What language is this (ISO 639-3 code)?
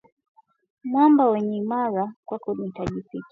swa